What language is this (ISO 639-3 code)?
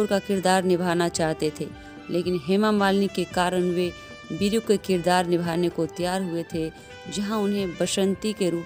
hin